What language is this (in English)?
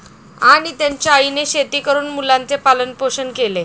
Marathi